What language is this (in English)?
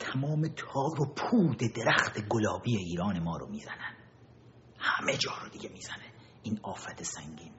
Persian